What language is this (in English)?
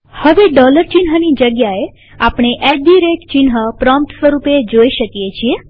Gujarati